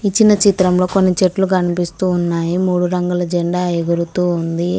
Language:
Telugu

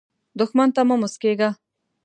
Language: Pashto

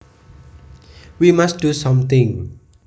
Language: Javanese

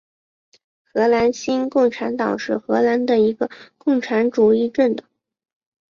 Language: Chinese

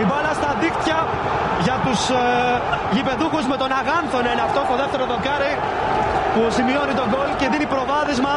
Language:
Greek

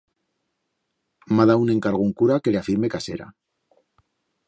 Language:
Aragonese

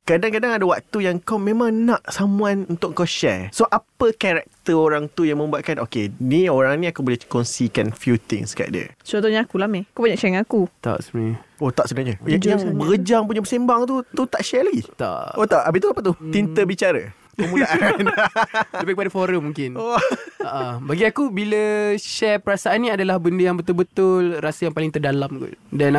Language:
Malay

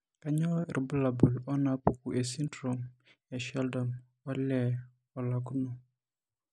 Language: Masai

